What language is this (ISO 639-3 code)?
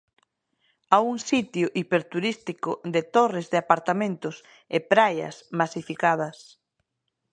glg